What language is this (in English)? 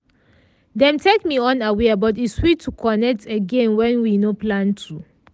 Nigerian Pidgin